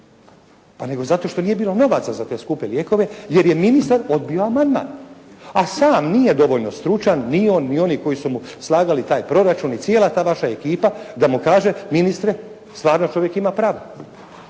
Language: Croatian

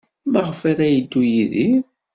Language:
Kabyle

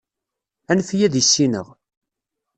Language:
Kabyle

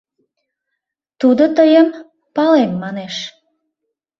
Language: Mari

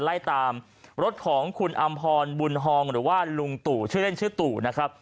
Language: Thai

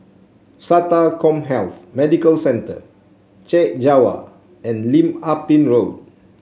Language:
English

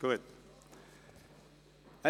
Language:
Swiss German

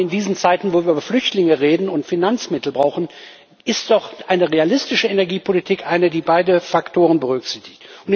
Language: German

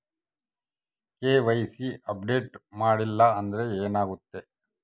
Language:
Kannada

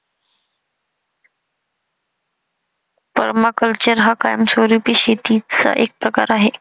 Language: Marathi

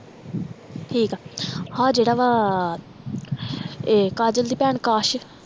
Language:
Punjabi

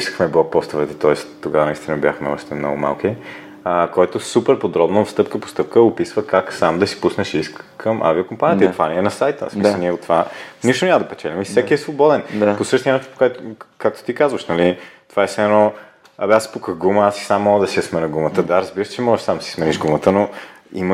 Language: Bulgarian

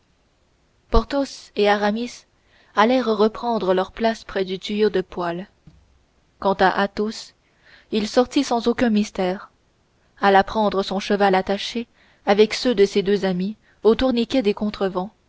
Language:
French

